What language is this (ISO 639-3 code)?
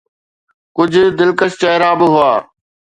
snd